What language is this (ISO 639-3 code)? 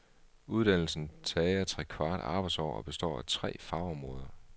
dan